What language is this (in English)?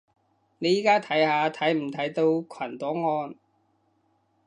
Cantonese